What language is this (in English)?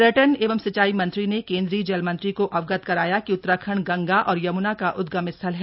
Hindi